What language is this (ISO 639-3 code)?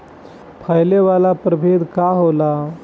bho